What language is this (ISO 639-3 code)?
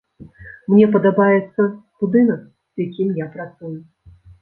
bel